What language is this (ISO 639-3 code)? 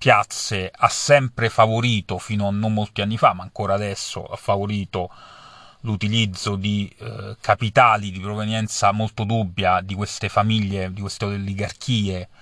ita